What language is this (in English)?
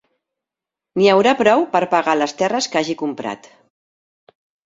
Catalan